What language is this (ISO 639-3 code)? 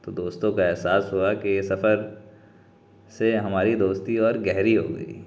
urd